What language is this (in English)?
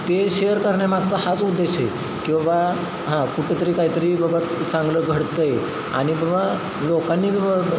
Marathi